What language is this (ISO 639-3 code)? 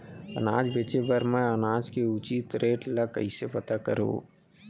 hne